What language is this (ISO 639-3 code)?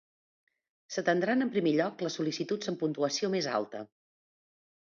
cat